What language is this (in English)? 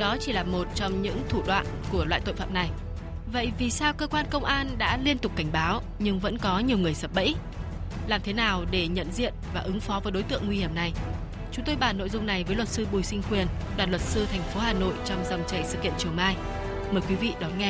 Vietnamese